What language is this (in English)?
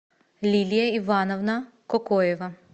Russian